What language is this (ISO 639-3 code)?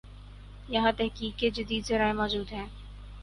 urd